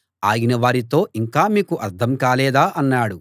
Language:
Telugu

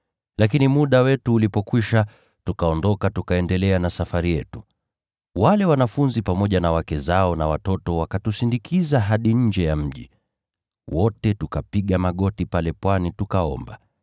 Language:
Swahili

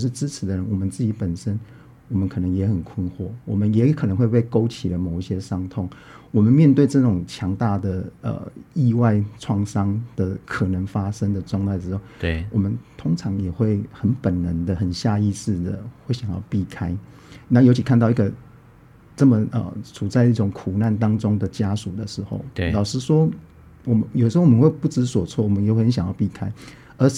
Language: Chinese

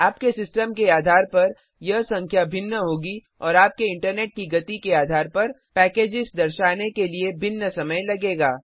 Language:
Hindi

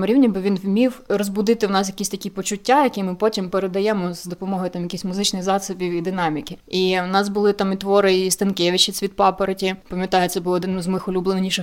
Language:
Ukrainian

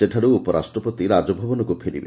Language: Odia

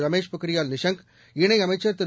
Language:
Tamil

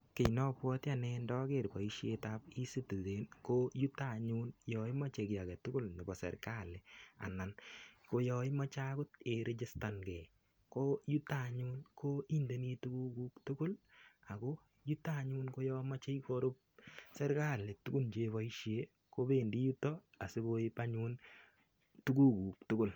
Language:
Kalenjin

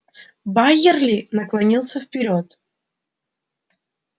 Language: Russian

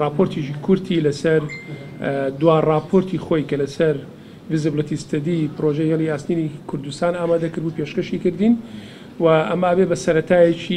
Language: Arabic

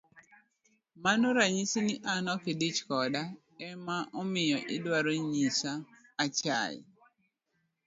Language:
Luo (Kenya and Tanzania)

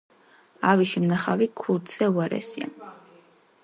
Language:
Georgian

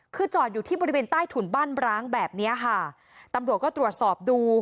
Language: Thai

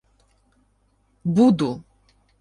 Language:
Ukrainian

